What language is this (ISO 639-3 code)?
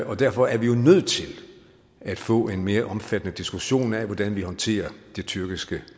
dan